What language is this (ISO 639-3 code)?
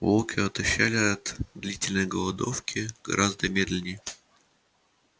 rus